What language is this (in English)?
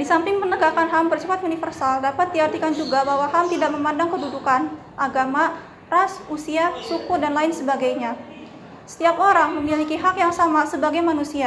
Indonesian